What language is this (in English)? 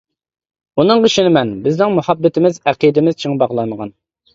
Uyghur